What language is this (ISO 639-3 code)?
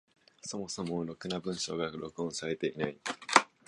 jpn